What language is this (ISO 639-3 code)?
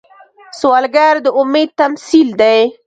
pus